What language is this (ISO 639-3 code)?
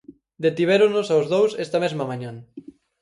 glg